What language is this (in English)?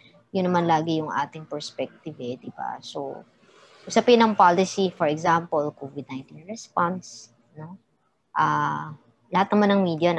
Filipino